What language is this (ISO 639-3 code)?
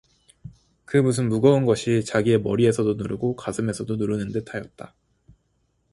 kor